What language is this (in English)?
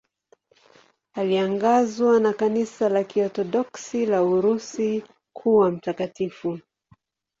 Swahili